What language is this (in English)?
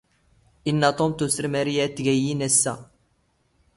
Standard Moroccan Tamazight